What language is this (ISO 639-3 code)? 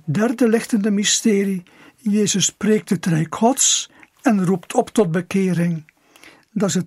nld